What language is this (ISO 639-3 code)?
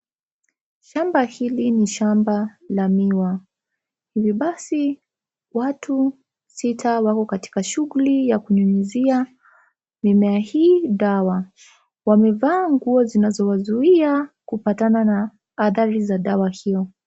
swa